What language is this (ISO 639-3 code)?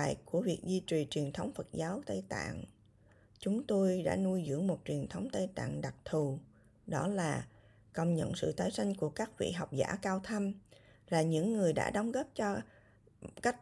vie